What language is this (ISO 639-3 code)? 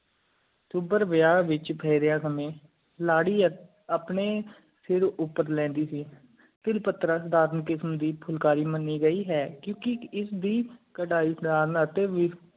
pan